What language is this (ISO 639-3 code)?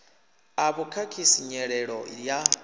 ven